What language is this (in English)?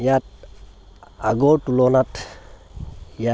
Assamese